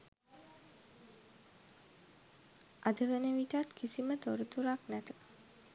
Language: Sinhala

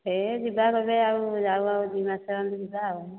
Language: Odia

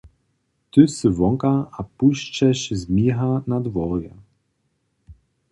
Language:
Upper Sorbian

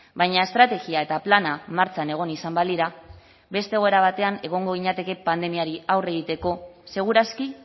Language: Basque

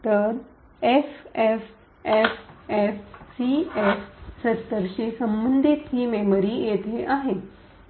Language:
Marathi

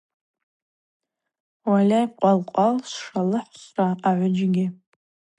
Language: Abaza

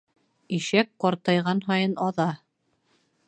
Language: Bashkir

